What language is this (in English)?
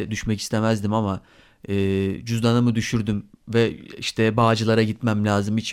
Turkish